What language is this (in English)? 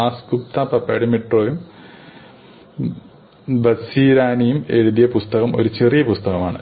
Malayalam